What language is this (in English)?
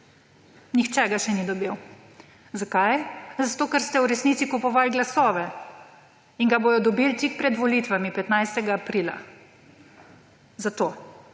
Slovenian